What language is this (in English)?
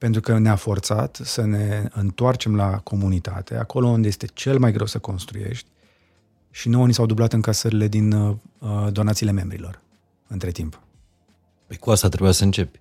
Romanian